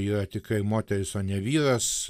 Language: Lithuanian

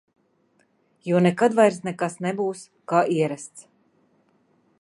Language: Latvian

